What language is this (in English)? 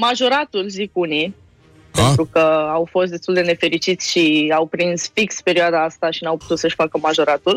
Romanian